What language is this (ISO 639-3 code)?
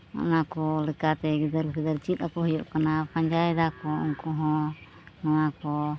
sat